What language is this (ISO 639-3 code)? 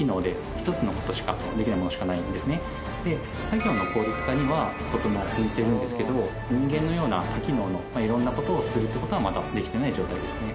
jpn